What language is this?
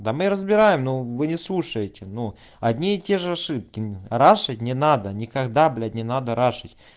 Russian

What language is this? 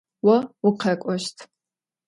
Adyghe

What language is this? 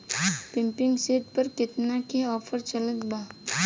Bhojpuri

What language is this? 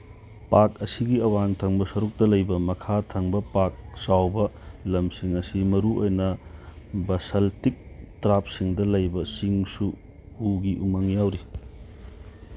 Manipuri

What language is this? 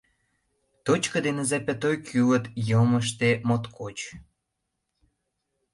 Mari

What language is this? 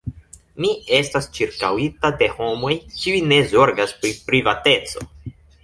Esperanto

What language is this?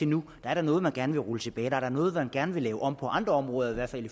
Danish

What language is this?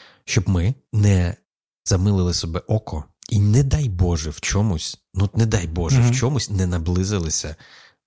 Ukrainian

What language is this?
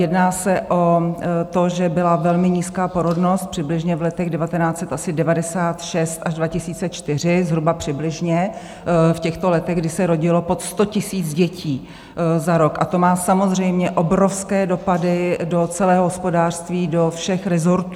Czech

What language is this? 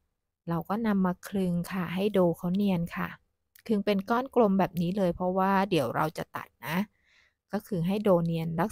Thai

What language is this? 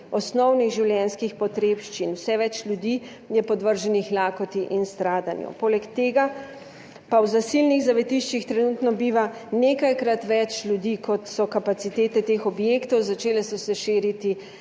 Slovenian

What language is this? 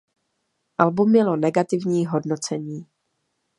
Czech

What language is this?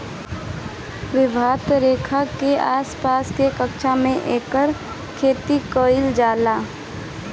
Bhojpuri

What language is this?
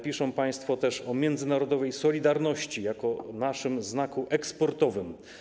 Polish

